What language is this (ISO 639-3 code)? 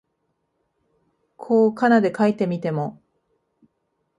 jpn